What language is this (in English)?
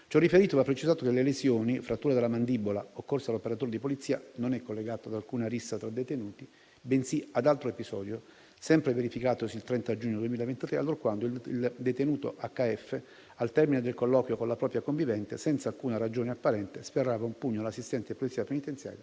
Italian